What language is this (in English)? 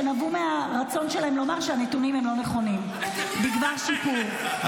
Hebrew